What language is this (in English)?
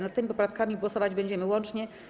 Polish